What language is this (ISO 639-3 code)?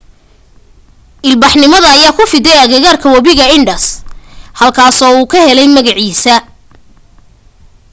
som